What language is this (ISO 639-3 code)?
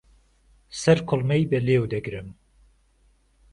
ckb